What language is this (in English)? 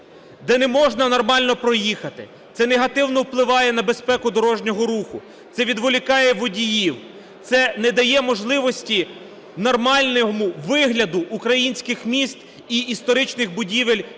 Ukrainian